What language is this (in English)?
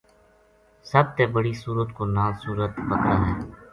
Gujari